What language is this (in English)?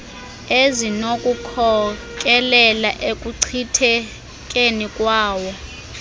Xhosa